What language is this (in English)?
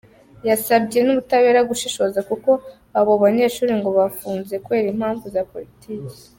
Kinyarwanda